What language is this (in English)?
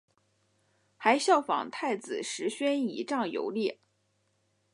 Chinese